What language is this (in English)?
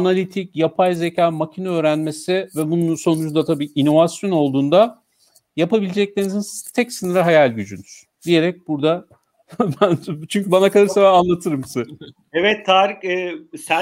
Turkish